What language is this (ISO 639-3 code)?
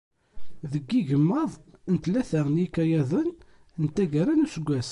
kab